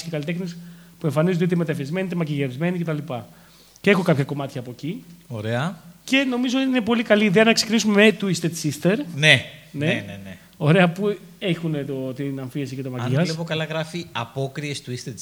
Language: Greek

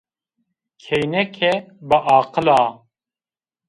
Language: Zaza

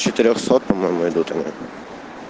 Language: Russian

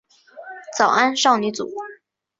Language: Chinese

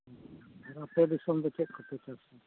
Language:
Santali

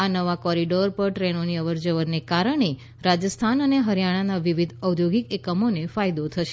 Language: Gujarati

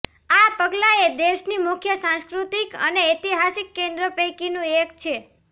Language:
Gujarati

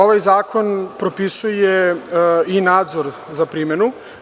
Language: Serbian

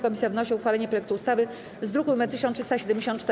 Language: Polish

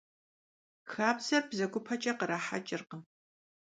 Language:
Kabardian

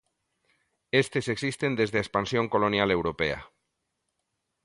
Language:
Galician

